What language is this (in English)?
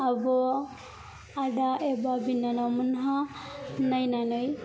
Bodo